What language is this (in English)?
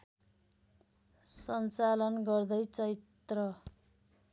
Nepali